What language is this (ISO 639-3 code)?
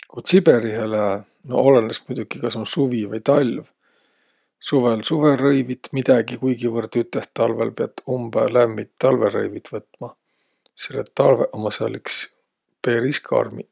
vro